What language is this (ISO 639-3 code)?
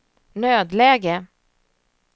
swe